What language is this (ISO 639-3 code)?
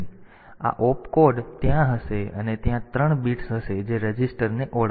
guj